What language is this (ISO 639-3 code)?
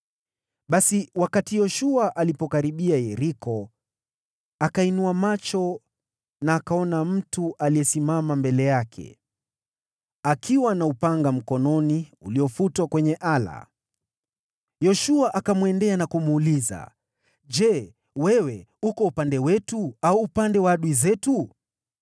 swa